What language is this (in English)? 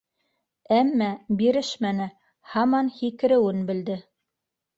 Bashkir